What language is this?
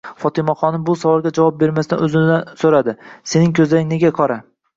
Uzbek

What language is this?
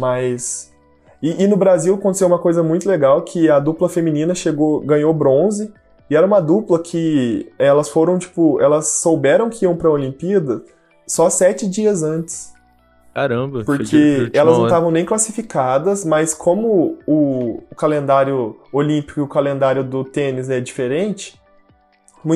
Portuguese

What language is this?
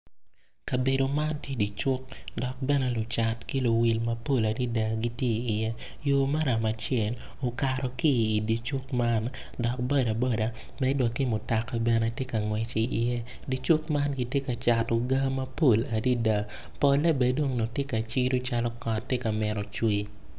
Acoli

